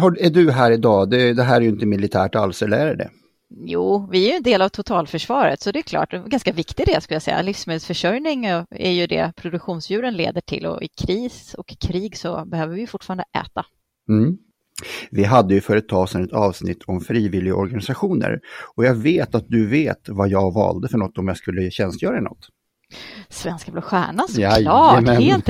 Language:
Swedish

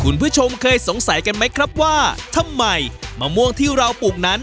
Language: Thai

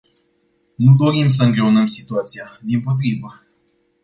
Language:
Romanian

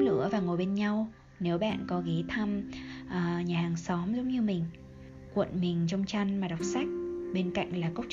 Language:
Vietnamese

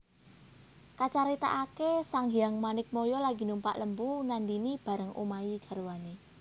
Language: Javanese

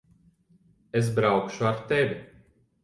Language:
Latvian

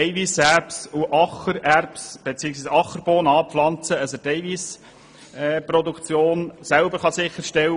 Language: Swiss German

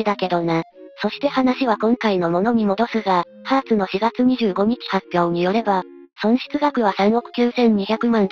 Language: Japanese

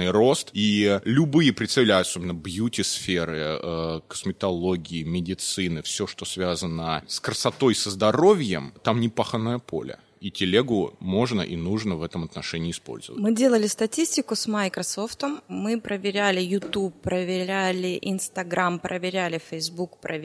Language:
Russian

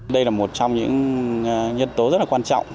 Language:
Vietnamese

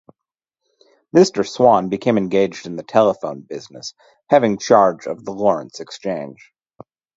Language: English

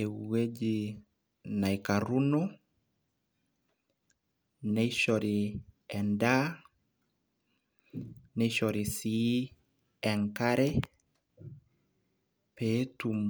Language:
Masai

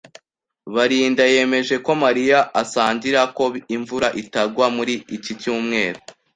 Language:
Kinyarwanda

